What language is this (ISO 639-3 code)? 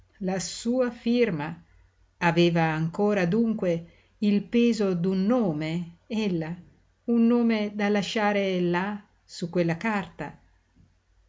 ita